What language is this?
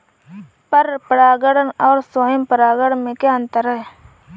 Hindi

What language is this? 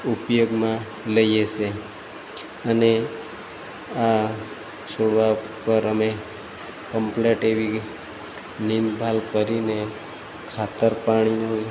Gujarati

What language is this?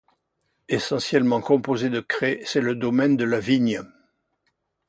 French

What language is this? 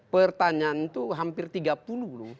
Indonesian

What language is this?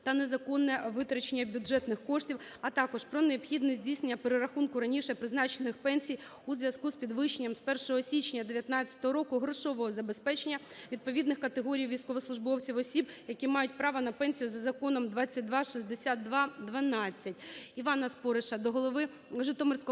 Ukrainian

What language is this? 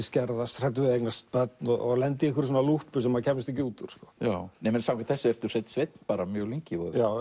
Icelandic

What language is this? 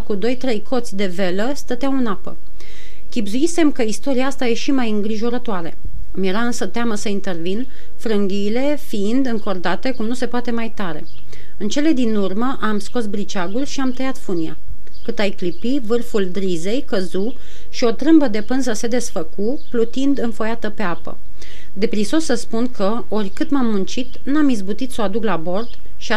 Romanian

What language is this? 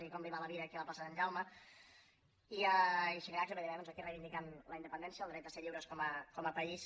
Catalan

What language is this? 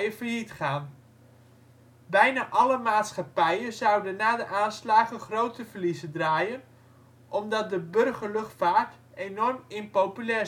Dutch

